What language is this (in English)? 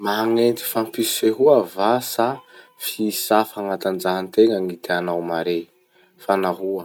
Masikoro Malagasy